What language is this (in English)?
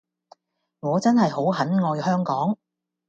Cantonese